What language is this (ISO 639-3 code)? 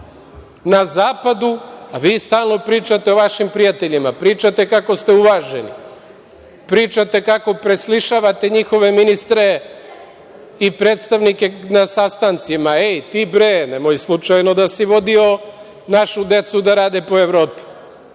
srp